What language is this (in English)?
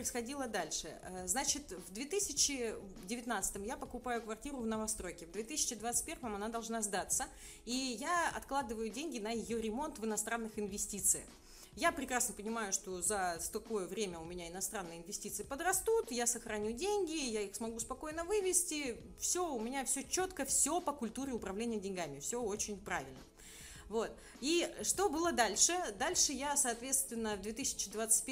Russian